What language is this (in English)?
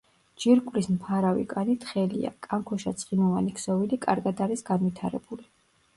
Georgian